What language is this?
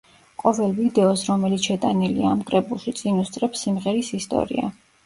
Georgian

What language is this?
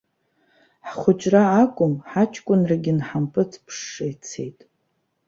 Abkhazian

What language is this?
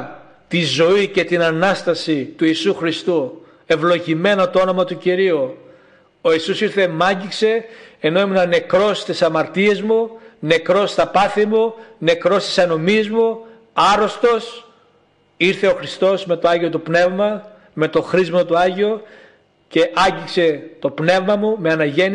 Greek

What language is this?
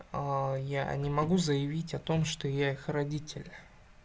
Russian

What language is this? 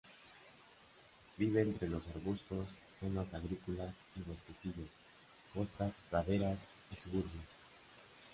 Spanish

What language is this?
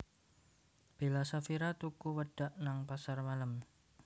Javanese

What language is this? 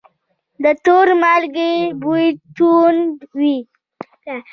Pashto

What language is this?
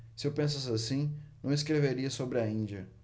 Portuguese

